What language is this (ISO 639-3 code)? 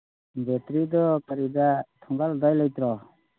mni